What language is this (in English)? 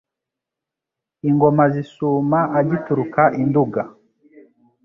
Kinyarwanda